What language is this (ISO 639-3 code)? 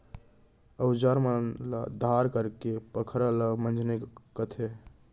hne